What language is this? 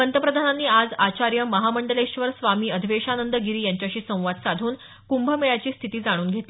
Marathi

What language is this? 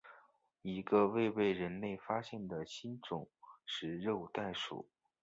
Chinese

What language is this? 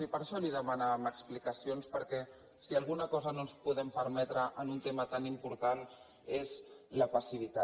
Catalan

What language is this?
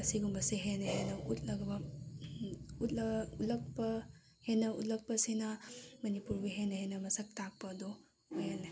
Manipuri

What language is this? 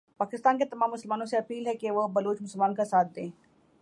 Urdu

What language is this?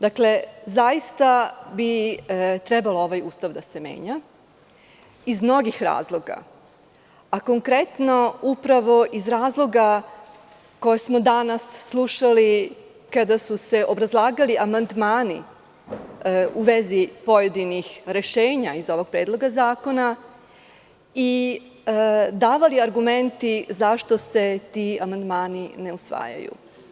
Serbian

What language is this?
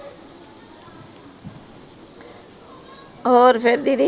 Punjabi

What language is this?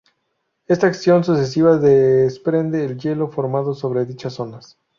Spanish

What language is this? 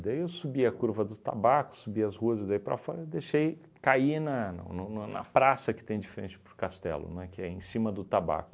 Portuguese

